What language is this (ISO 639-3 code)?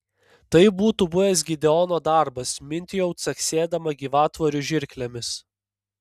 lit